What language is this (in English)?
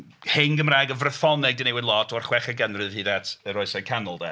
Welsh